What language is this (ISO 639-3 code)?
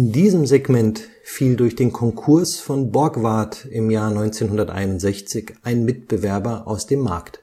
deu